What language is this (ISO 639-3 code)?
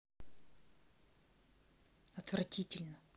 rus